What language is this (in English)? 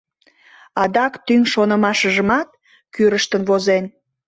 Mari